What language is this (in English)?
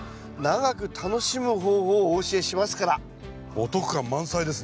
Japanese